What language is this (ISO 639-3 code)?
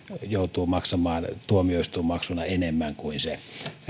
fin